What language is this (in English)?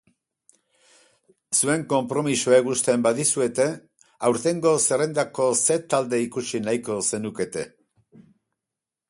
Basque